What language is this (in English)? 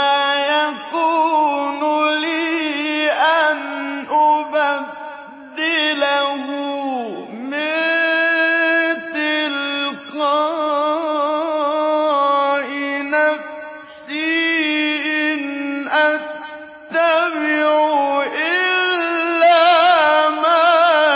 Arabic